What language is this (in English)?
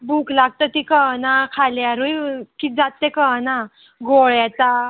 Konkani